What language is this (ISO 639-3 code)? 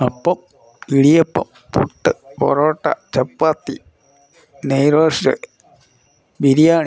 mal